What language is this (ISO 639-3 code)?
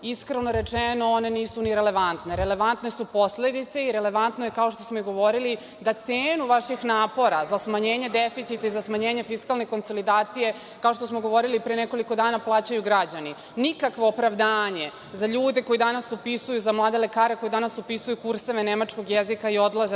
srp